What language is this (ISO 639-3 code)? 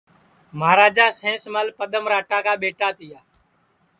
ssi